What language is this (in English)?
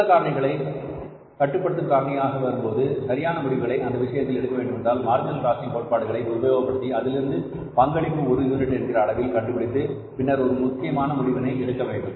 Tamil